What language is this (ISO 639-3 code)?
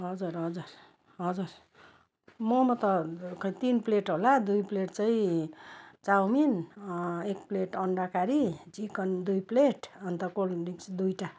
nep